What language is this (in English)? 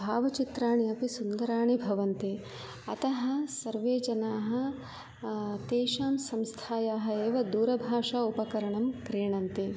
Sanskrit